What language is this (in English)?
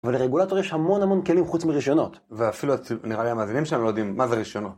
Hebrew